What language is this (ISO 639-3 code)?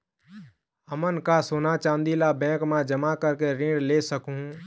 hne